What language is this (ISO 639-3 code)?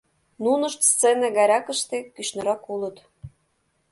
chm